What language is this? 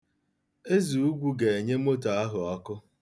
Igbo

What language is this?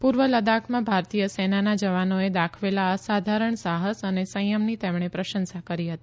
Gujarati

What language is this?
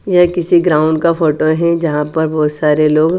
Hindi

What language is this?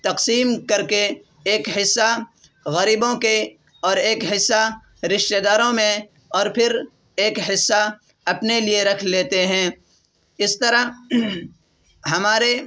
Urdu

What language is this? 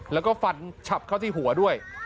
Thai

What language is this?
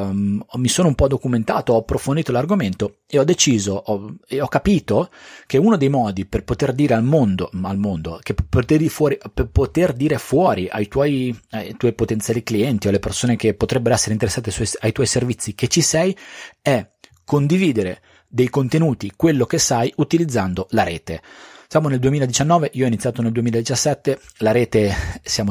Italian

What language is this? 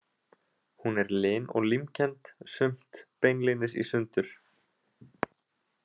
Icelandic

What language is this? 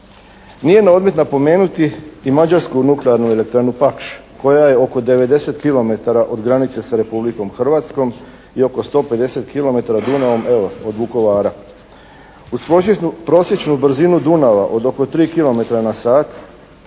Croatian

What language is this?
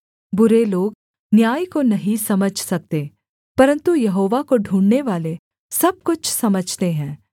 Hindi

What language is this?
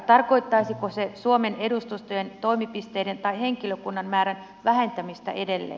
Finnish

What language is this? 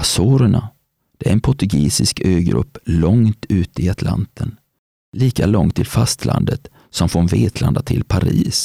Swedish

